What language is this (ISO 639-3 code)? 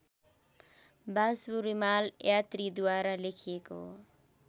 nep